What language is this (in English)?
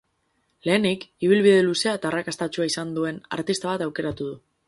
Basque